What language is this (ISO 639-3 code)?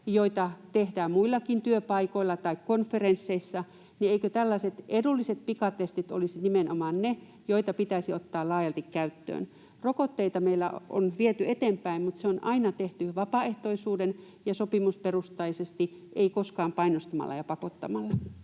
fin